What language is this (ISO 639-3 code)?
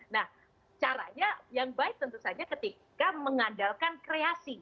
ind